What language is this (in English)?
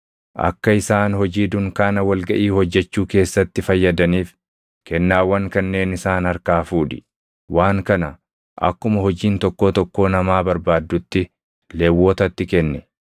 Oromo